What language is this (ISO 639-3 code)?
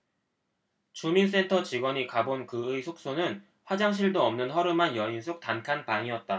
kor